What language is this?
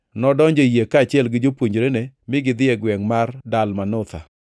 Luo (Kenya and Tanzania)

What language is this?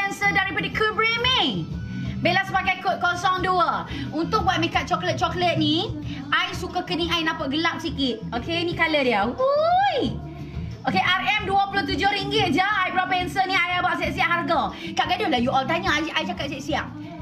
Malay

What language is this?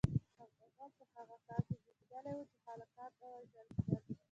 Pashto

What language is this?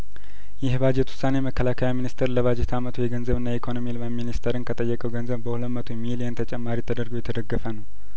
Amharic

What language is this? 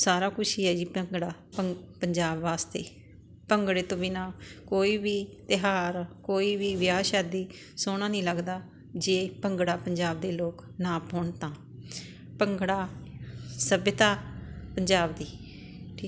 Punjabi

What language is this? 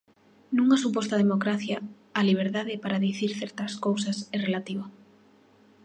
Galician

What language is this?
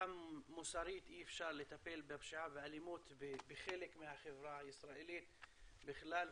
Hebrew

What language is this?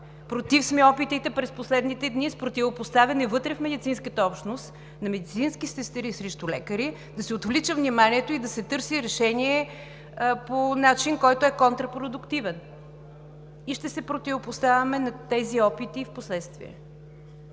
Bulgarian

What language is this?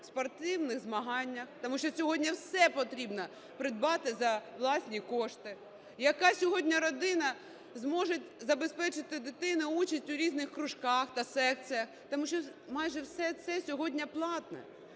Ukrainian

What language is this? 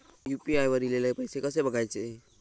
Marathi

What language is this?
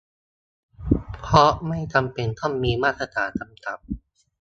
Thai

